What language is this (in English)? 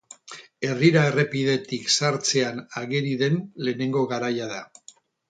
Basque